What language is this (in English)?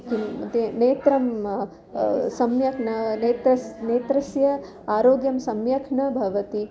Sanskrit